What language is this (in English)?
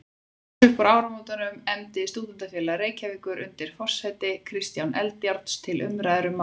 Icelandic